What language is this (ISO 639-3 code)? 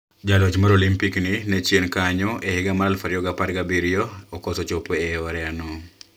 luo